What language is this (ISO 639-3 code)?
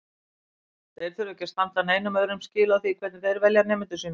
isl